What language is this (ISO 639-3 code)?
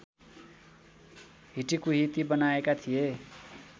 nep